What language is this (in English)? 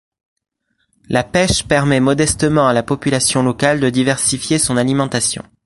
French